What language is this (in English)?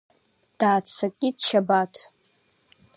Abkhazian